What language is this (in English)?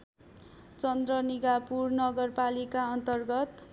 Nepali